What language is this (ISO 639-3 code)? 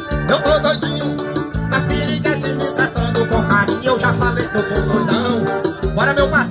por